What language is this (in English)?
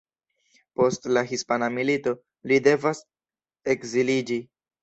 Esperanto